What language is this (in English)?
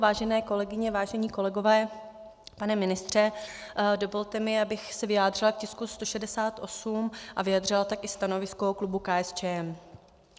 Czech